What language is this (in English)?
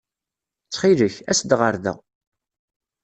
Kabyle